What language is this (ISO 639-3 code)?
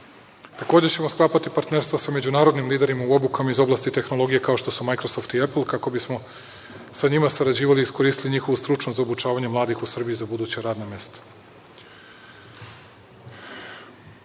srp